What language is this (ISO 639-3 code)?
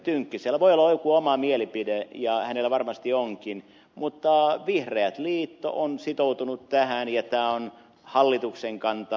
fin